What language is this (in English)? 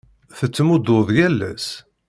Kabyle